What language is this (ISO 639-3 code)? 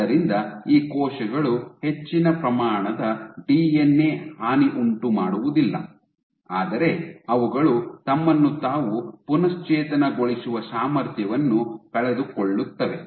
kan